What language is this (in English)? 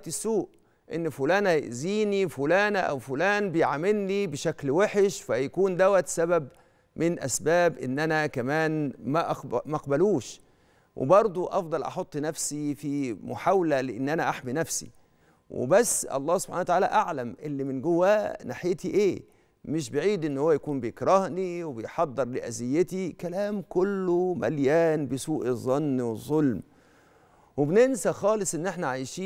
Arabic